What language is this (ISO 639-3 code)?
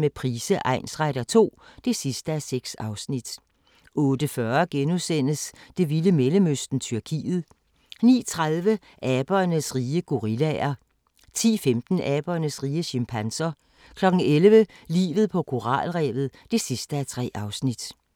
dan